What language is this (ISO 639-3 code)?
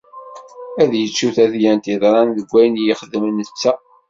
kab